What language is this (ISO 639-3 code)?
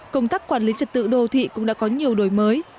vie